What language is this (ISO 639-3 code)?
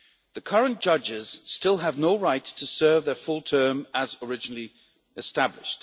eng